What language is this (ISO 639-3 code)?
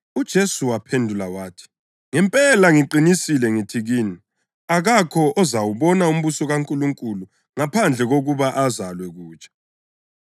nde